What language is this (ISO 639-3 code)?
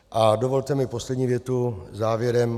ces